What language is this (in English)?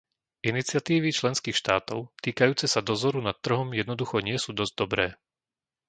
Slovak